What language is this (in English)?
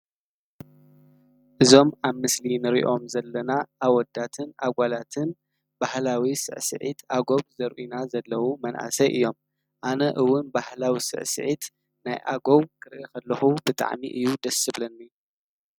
Tigrinya